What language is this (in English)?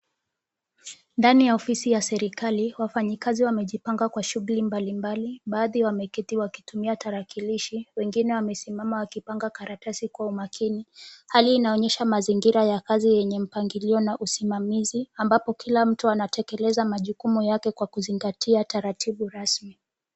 Swahili